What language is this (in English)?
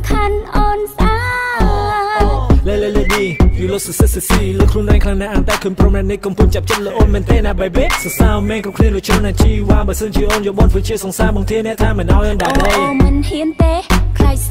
Thai